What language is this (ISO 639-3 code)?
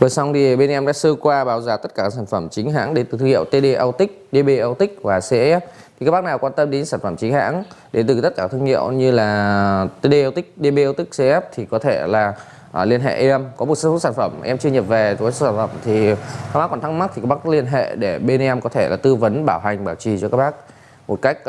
vie